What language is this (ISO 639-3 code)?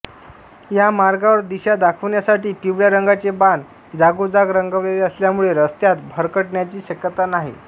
mar